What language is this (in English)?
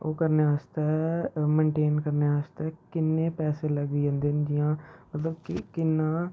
Dogri